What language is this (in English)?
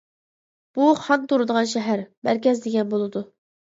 Uyghur